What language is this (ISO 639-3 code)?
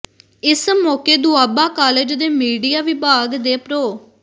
pan